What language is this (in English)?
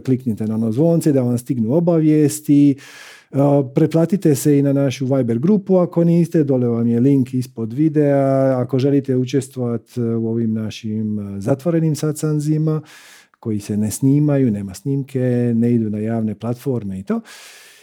Croatian